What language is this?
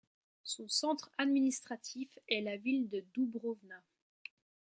French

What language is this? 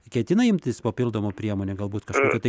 Lithuanian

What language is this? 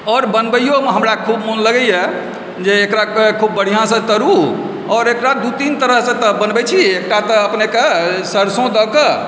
Maithili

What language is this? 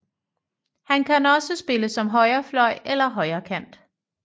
Danish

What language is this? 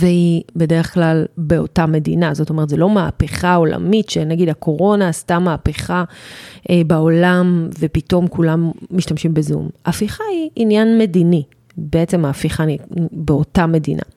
Hebrew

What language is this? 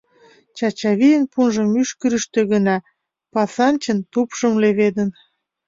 Mari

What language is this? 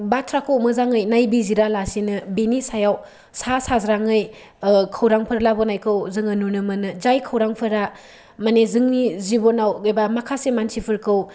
Bodo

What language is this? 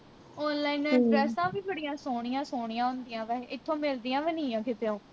Punjabi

